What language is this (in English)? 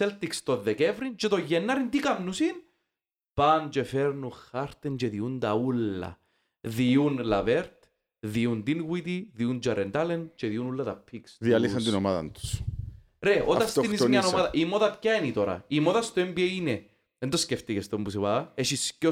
Greek